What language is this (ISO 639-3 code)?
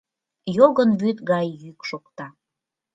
chm